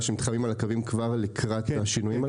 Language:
Hebrew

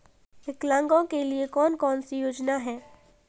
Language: Hindi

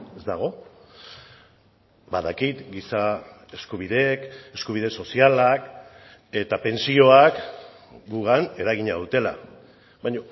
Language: Basque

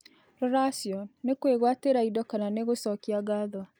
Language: Kikuyu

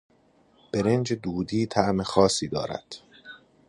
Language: Persian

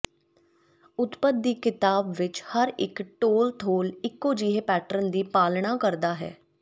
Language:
Punjabi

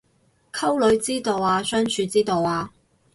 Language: Cantonese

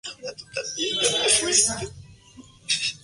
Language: Spanish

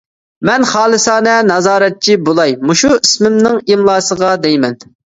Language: Uyghur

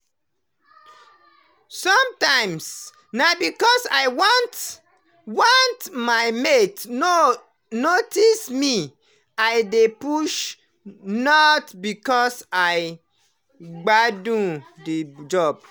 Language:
Nigerian Pidgin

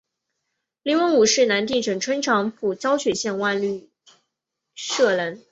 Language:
Chinese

